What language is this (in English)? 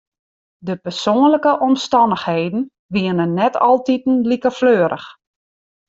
Western Frisian